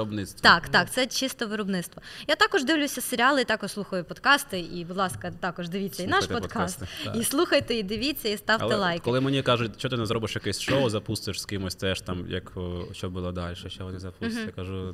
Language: Ukrainian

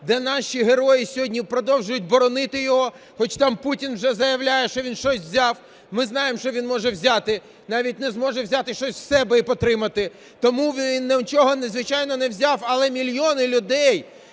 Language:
Ukrainian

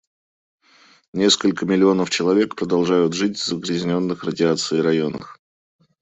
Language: Russian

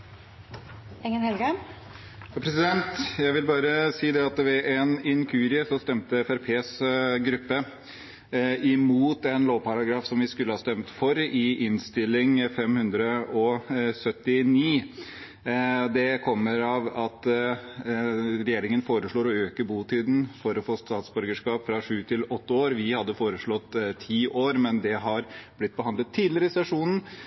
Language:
Norwegian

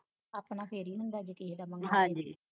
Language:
Punjabi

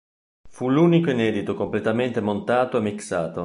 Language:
Italian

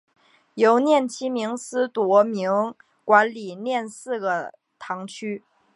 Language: Chinese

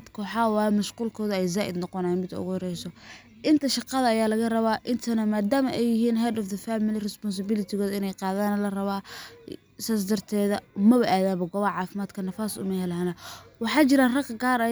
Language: Somali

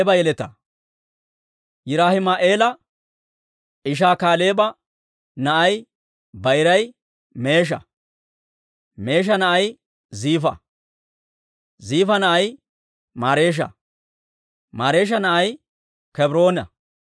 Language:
Dawro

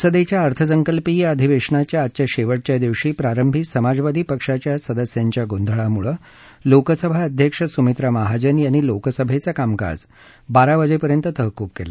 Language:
Marathi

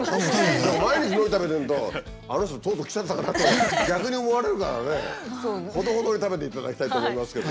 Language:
Japanese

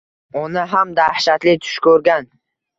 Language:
Uzbek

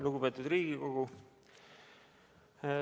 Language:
Estonian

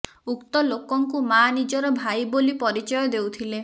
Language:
Odia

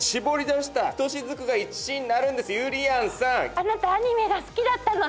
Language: Japanese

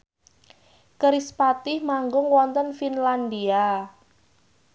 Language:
Javanese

